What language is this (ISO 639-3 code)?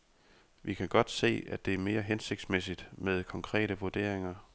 dan